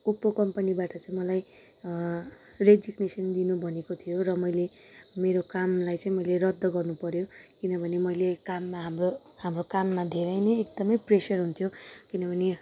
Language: Nepali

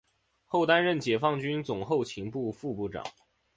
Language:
Chinese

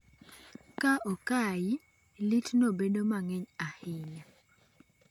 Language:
Luo (Kenya and Tanzania)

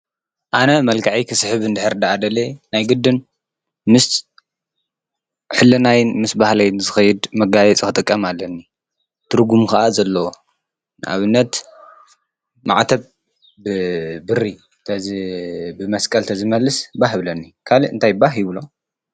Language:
Tigrinya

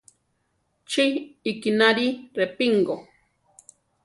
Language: Central Tarahumara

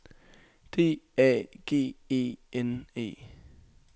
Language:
Danish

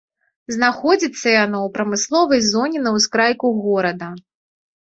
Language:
Belarusian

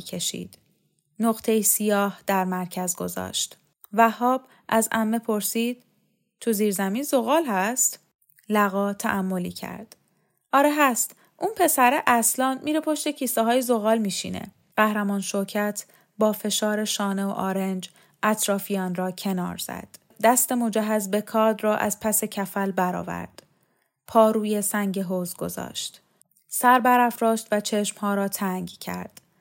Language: Persian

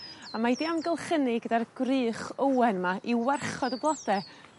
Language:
Welsh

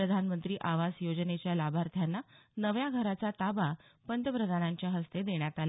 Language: Marathi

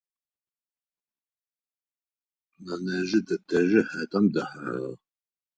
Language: Adyghe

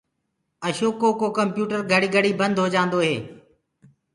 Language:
Gurgula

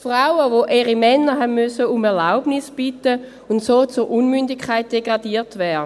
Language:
Swiss German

